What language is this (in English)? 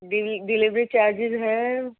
Urdu